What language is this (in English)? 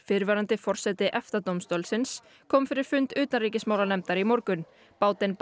Icelandic